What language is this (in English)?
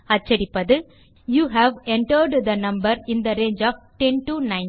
Tamil